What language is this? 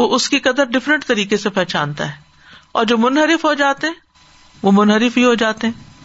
Urdu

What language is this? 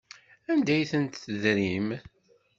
Kabyle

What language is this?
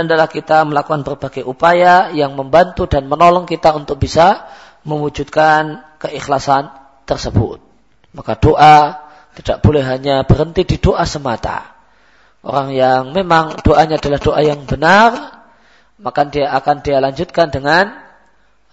Malay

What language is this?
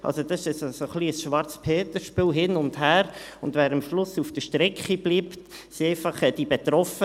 Swiss German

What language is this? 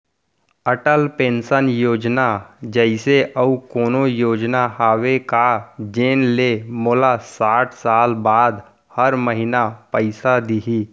Chhattisgarhi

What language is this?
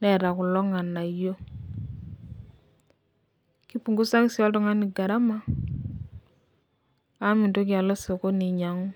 Masai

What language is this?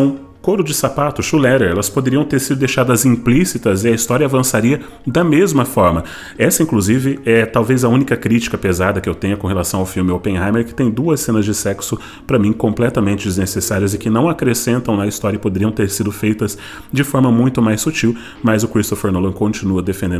Portuguese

